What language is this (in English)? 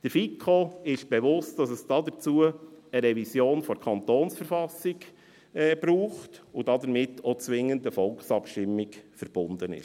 Swiss German